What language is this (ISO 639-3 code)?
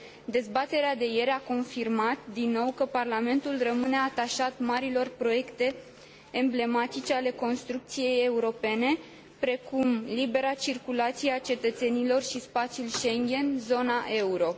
ron